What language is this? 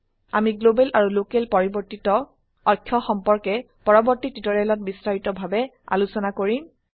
Assamese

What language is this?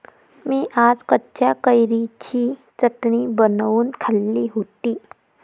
Marathi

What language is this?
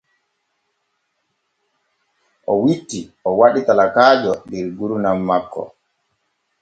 Borgu Fulfulde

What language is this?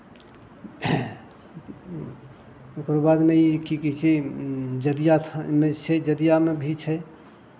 Maithili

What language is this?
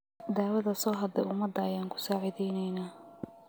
Somali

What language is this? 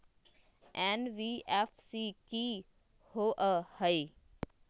Magahi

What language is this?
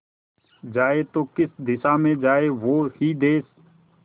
Hindi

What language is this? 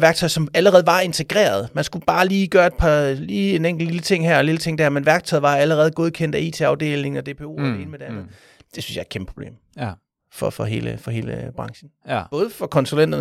Danish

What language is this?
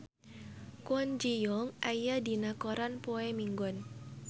Sundanese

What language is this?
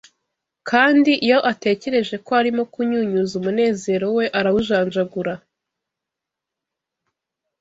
Kinyarwanda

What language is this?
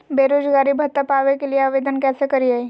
Magahi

